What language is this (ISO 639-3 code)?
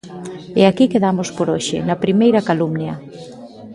glg